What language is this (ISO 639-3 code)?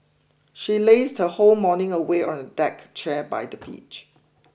eng